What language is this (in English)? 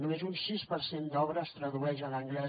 Catalan